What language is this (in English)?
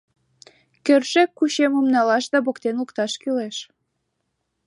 Mari